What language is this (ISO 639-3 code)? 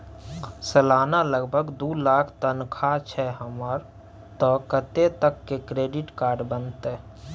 mai